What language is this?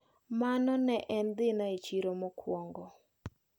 Luo (Kenya and Tanzania)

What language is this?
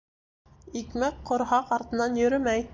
Bashkir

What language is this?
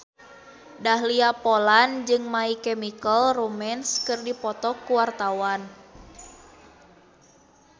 Sundanese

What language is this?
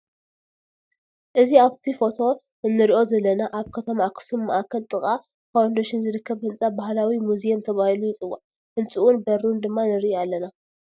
Tigrinya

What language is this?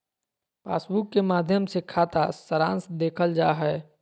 Magahi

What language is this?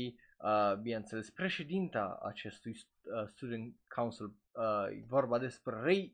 Romanian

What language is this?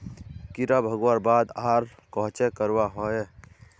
Magahi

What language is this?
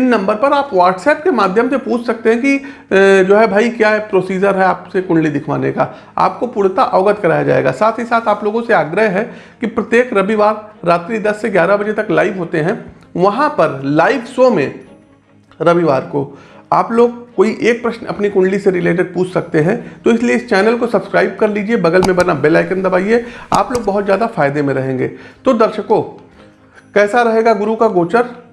Hindi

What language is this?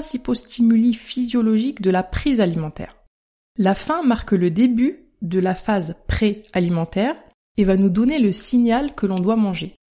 French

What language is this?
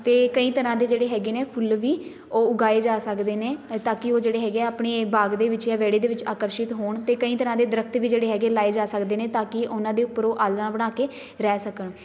Punjabi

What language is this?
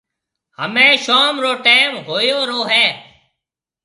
Marwari (Pakistan)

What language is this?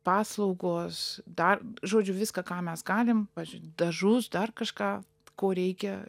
Lithuanian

